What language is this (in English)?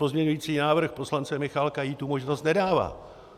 Czech